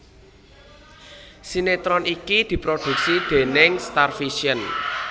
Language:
Javanese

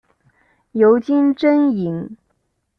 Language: Chinese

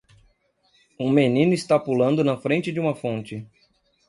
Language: Portuguese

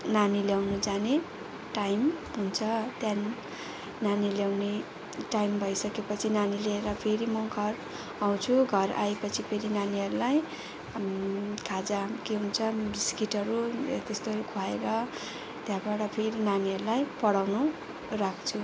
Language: Nepali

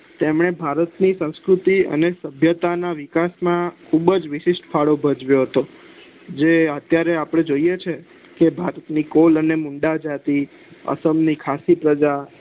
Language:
Gujarati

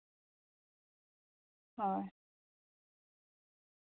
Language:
Santali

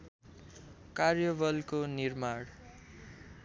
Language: Nepali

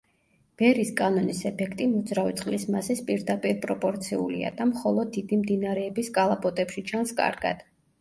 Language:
Georgian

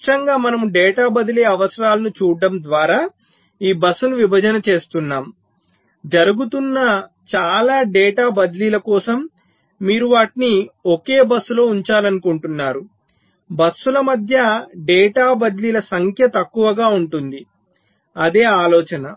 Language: Telugu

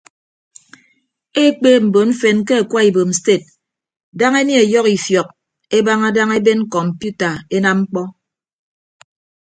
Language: Ibibio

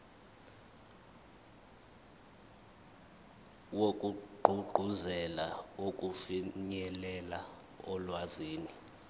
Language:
Zulu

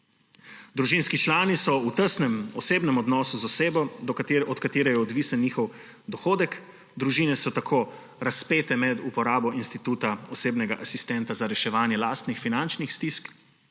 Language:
Slovenian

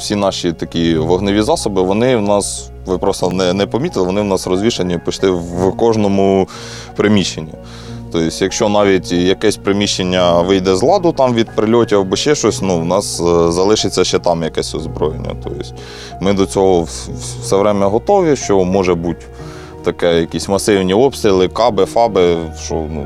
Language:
Ukrainian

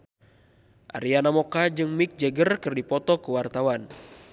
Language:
Sundanese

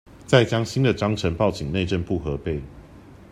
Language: Chinese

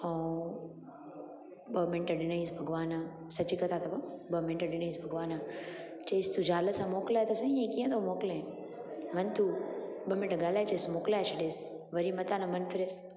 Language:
Sindhi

